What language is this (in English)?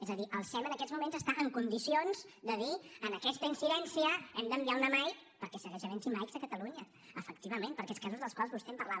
Catalan